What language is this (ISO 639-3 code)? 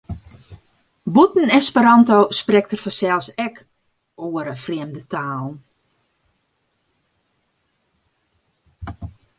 fry